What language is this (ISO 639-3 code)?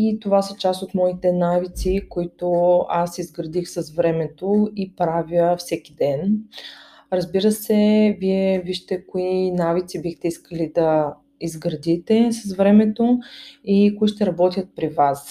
bul